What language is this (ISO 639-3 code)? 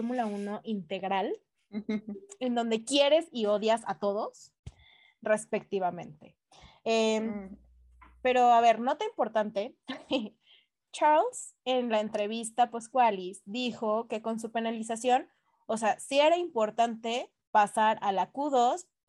spa